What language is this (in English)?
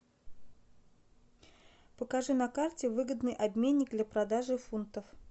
Russian